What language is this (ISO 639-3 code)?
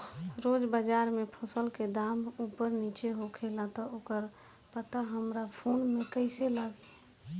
bho